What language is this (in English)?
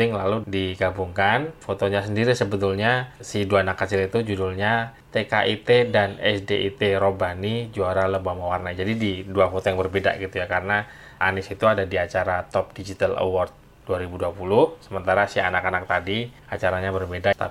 Indonesian